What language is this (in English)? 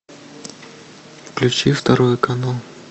Russian